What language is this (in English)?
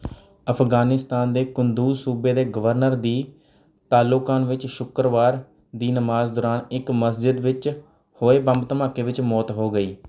Punjabi